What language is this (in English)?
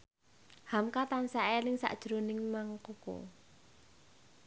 Javanese